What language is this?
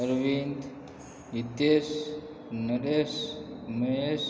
Gujarati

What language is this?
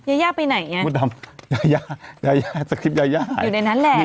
Thai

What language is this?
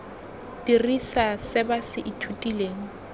Tswana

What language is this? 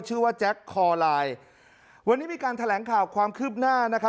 Thai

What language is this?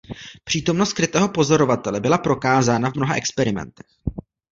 Czech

